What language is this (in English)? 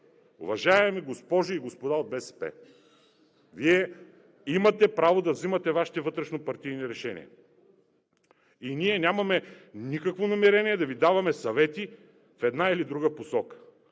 Bulgarian